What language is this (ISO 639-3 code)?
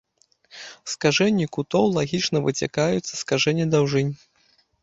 bel